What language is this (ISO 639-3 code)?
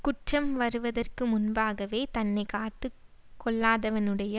tam